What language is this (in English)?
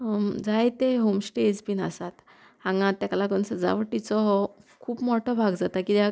Konkani